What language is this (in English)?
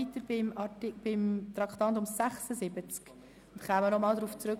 Swiss German